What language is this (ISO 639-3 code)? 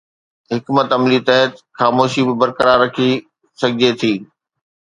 snd